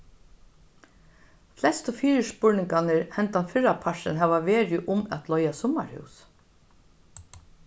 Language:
Faroese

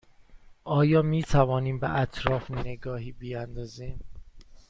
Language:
Persian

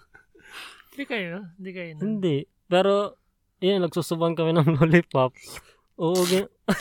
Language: Filipino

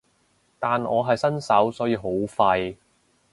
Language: Cantonese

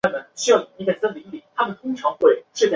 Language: Chinese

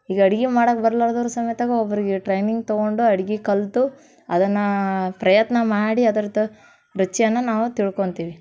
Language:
Kannada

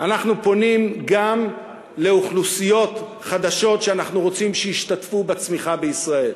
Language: Hebrew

